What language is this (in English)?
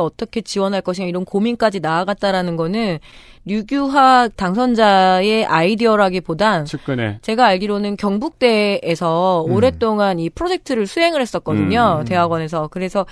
Korean